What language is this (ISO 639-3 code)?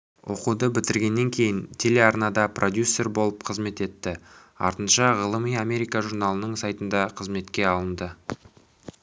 kaz